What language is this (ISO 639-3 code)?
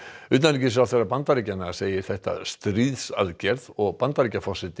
isl